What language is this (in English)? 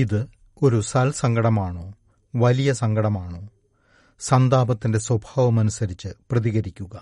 Malayalam